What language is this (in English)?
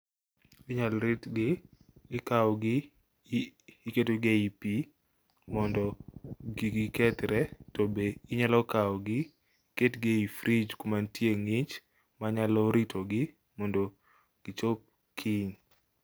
Luo (Kenya and Tanzania)